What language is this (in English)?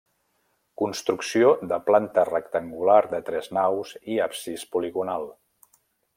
Catalan